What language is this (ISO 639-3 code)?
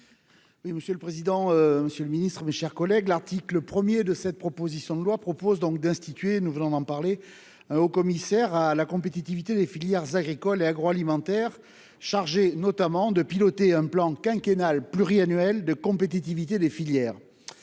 fra